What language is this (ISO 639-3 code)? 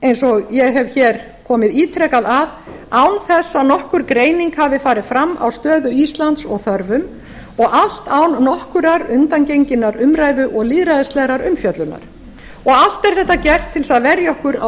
isl